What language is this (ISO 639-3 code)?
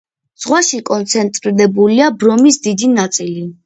kat